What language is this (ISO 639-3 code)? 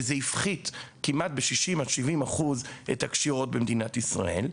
heb